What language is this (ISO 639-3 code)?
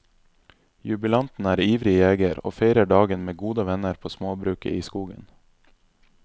nor